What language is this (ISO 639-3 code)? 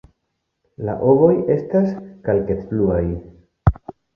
epo